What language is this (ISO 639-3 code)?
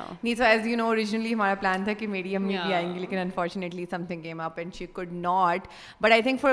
urd